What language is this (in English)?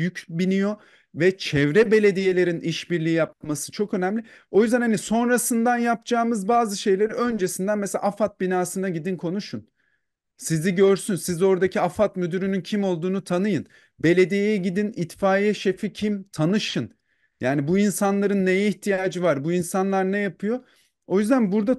Turkish